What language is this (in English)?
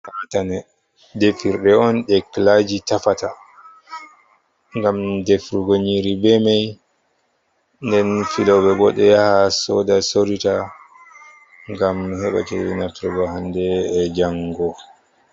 Fula